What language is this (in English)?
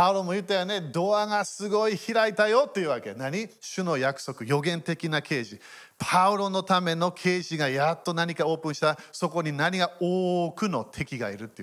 Japanese